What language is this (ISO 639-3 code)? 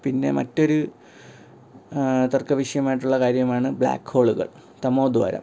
mal